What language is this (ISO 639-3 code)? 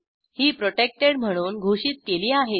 mar